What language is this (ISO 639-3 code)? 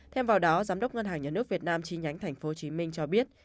vie